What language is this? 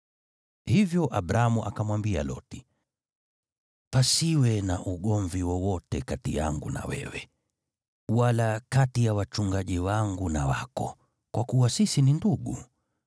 Swahili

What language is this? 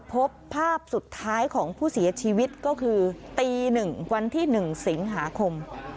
Thai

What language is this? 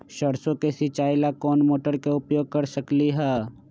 Magahi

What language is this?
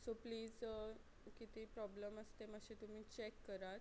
Konkani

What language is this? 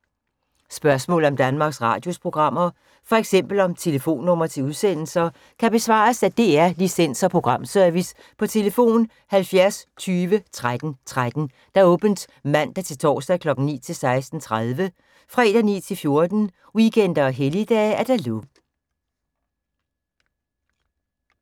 Danish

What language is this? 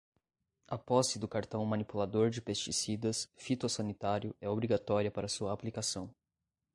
Portuguese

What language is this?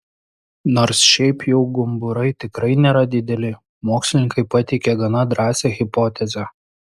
Lithuanian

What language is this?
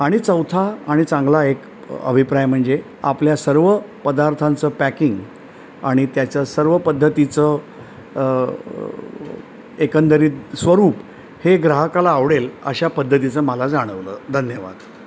Marathi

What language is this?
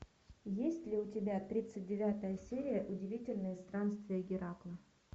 Russian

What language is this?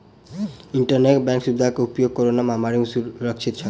Maithili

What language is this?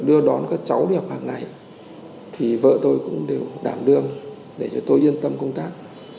Vietnamese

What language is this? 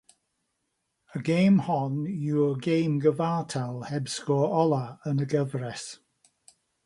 Welsh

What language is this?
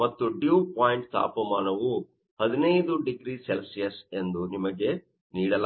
Kannada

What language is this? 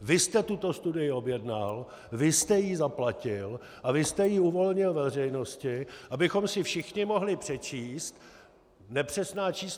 Czech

